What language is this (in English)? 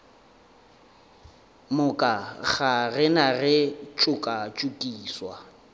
Northern Sotho